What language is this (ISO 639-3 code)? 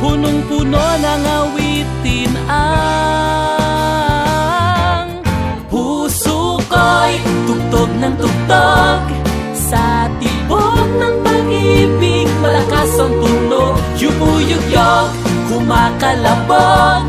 fil